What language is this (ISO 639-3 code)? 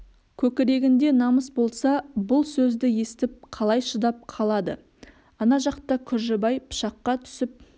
kaz